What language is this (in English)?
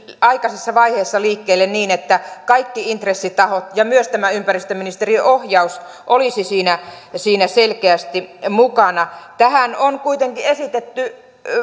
Finnish